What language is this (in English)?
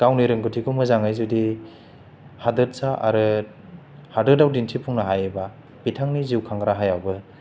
Bodo